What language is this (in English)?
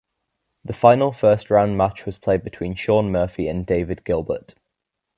English